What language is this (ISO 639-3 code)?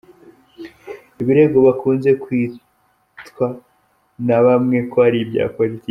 kin